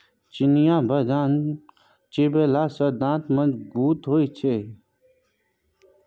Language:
Maithili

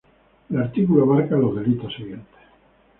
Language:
Spanish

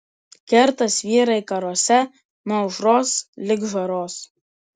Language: Lithuanian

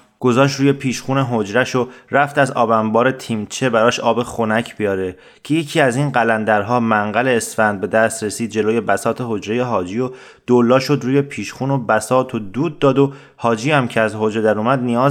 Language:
Persian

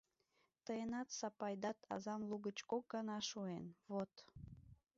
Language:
Mari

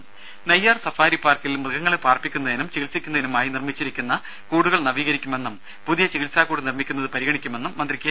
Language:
Malayalam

